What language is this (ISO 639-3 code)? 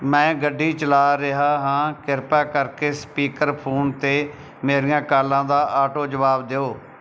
pan